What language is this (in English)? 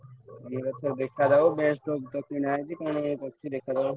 Odia